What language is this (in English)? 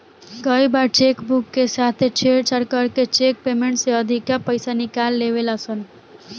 Bhojpuri